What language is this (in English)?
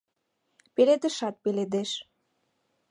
Mari